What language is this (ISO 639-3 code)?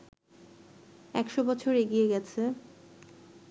ben